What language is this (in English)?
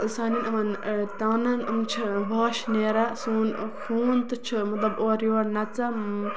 Kashmiri